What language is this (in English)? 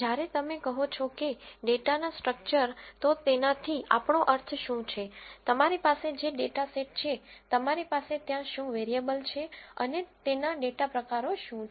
Gujarati